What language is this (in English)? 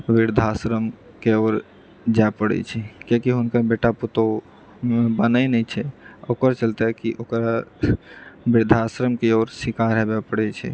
Maithili